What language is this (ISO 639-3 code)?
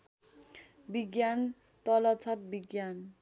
nep